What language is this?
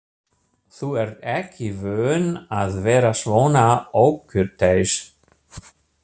Icelandic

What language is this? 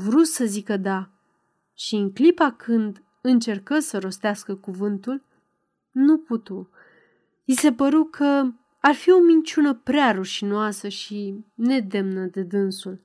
Romanian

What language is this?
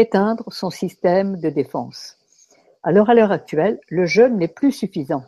French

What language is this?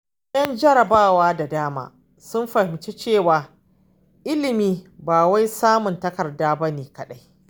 Hausa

